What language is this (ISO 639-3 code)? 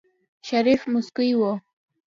pus